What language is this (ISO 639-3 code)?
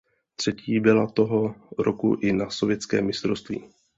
ces